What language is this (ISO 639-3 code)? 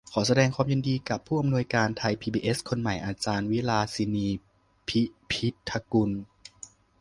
tha